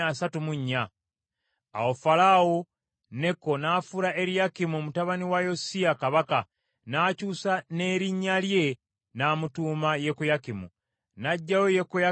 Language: Ganda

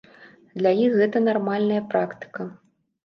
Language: Belarusian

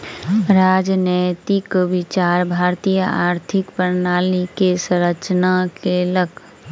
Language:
Maithili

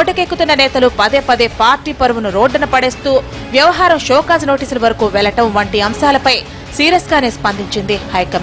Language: Telugu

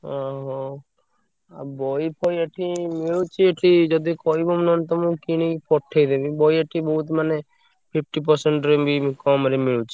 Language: Odia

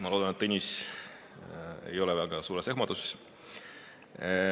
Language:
Estonian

